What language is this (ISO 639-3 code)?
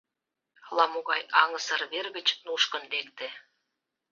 chm